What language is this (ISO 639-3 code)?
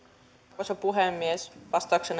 fin